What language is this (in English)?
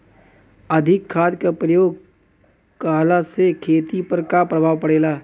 Bhojpuri